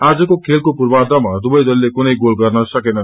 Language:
Nepali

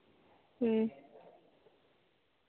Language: Santali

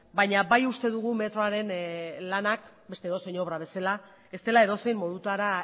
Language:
Basque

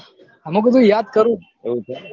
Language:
Gujarati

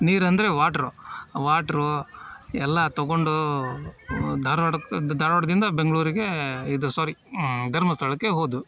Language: Kannada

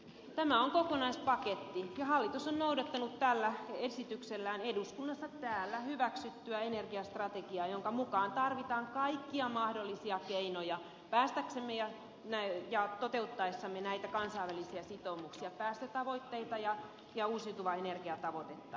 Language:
Finnish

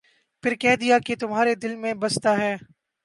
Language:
Urdu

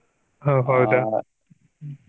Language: Kannada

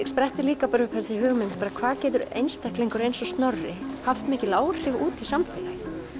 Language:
Icelandic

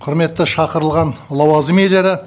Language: Kazakh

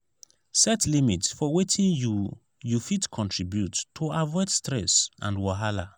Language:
Nigerian Pidgin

